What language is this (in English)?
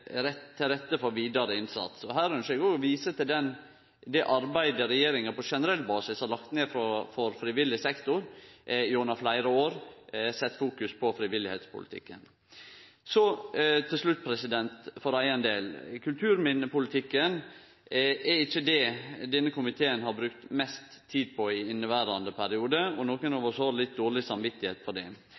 Norwegian Nynorsk